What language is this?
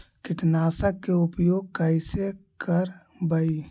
Magahi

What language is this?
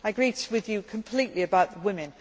English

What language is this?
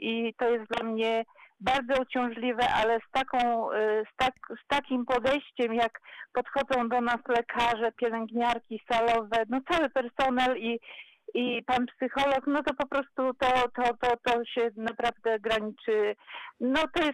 Polish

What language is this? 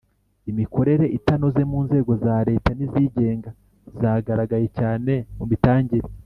Kinyarwanda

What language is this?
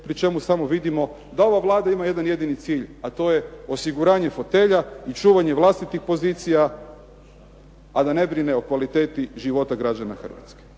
Croatian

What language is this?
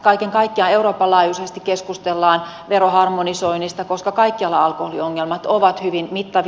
Finnish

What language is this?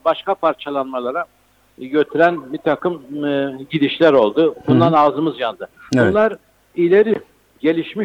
Turkish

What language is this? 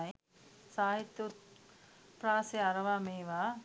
Sinhala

